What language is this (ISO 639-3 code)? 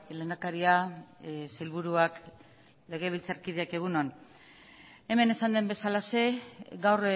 eus